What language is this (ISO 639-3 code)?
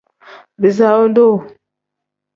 kdh